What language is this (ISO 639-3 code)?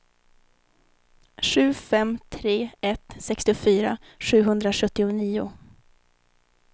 swe